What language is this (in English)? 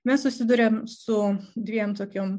Lithuanian